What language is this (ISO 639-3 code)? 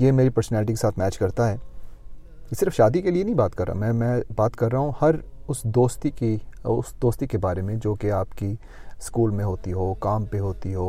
urd